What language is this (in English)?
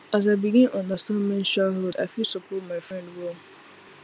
Nigerian Pidgin